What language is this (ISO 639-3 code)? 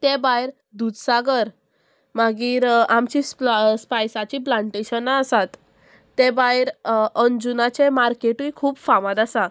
kok